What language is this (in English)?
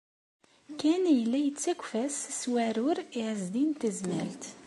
Kabyle